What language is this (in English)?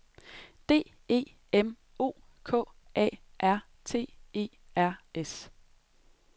Danish